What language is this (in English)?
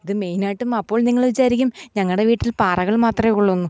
Malayalam